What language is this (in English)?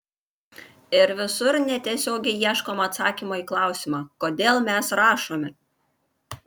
Lithuanian